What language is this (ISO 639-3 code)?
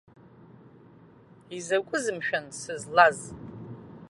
abk